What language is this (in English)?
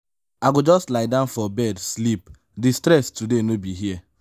Nigerian Pidgin